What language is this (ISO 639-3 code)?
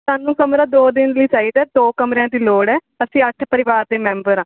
pan